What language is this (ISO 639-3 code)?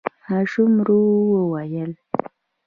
pus